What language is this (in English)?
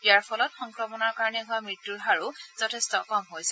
Assamese